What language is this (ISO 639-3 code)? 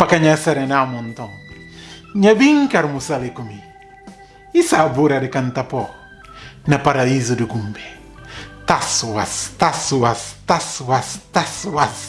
por